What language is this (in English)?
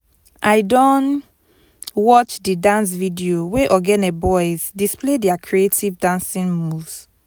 Nigerian Pidgin